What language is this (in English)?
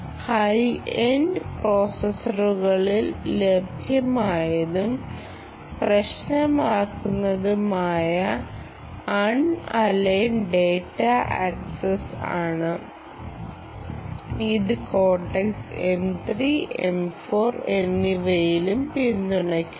Malayalam